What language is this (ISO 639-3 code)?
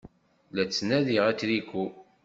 kab